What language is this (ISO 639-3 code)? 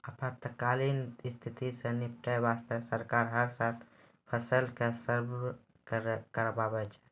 mai